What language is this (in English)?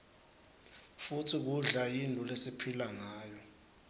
Swati